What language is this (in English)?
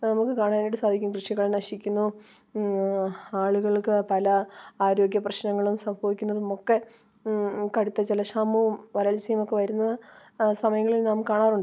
Malayalam